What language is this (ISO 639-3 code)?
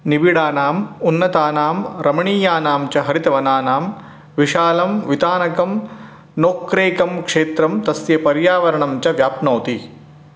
san